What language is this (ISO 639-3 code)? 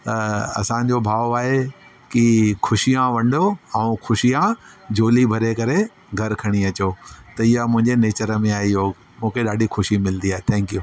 snd